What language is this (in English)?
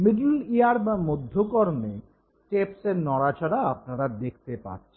Bangla